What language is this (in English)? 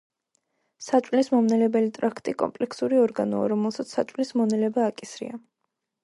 Georgian